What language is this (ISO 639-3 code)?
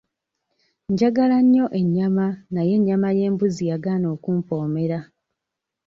lug